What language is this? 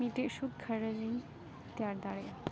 Santali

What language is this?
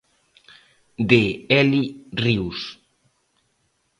Galician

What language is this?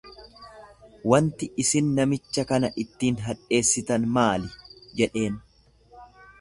Oromo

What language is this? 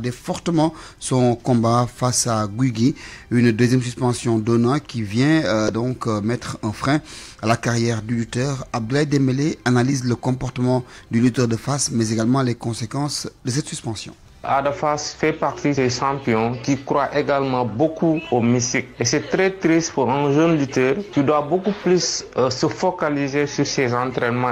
French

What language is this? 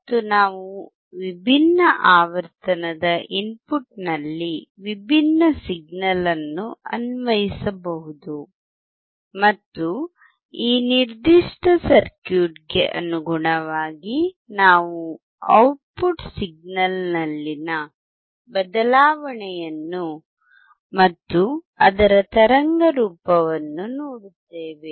Kannada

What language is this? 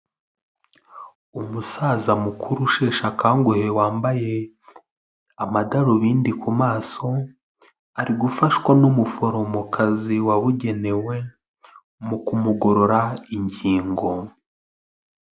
Kinyarwanda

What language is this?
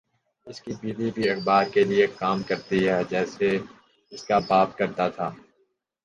Urdu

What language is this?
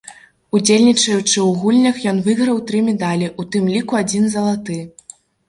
Belarusian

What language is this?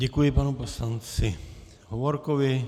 Czech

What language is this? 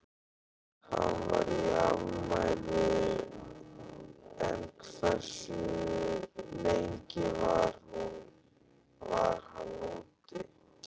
Icelandic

